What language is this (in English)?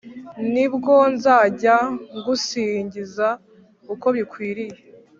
Kinyarwanda